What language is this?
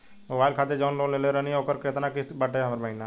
Bhojpuri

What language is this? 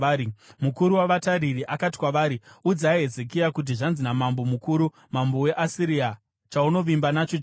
Shona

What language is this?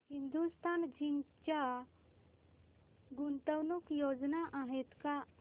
Marathi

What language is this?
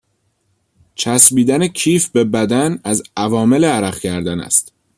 Persian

